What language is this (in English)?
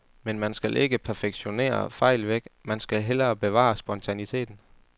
Danish